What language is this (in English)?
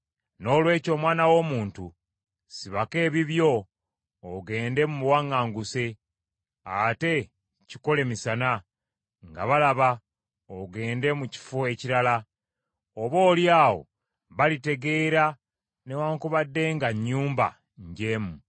Ganda